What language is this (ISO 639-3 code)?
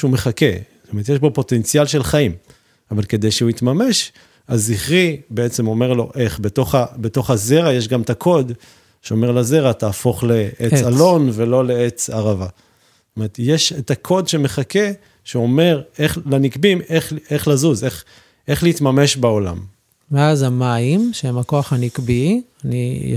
heb